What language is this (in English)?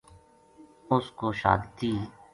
Gujari